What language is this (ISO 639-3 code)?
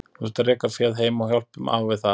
isl